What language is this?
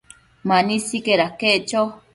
Matsés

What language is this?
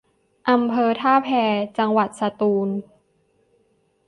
Thai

